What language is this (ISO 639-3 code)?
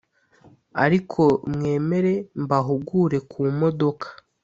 kin